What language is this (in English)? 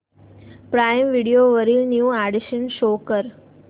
Marathi